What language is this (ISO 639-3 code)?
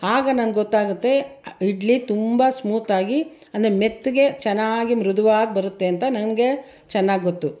kan